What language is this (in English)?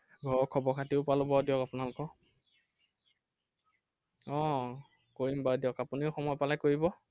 Assamese